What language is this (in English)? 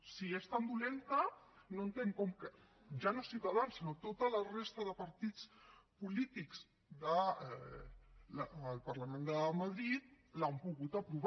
Catalan